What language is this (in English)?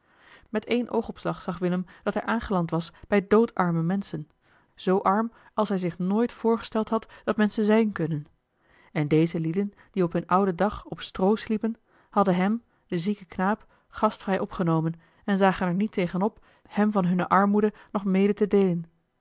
Dutch